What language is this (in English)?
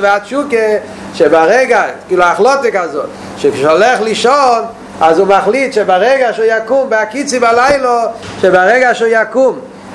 Hebrew